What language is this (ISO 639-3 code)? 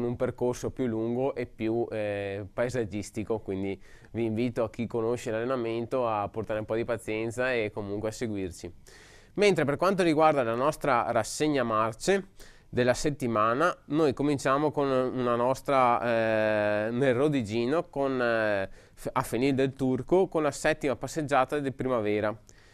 ita